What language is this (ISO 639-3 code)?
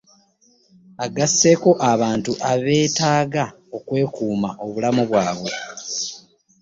lug